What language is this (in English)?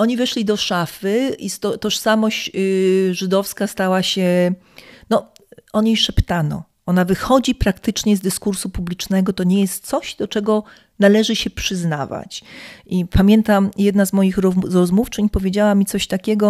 Polish